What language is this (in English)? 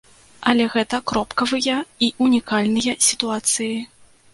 Belarusian